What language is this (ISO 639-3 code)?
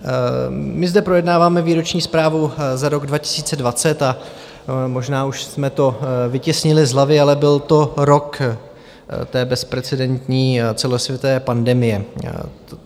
ces